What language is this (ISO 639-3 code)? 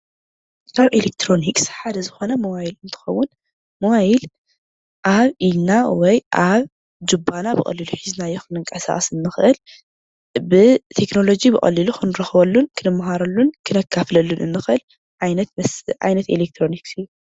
tir